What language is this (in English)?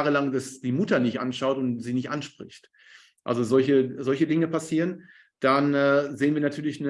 German